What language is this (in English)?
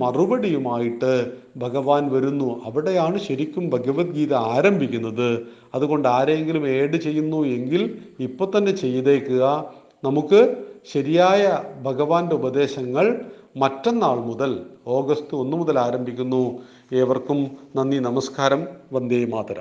Malayalam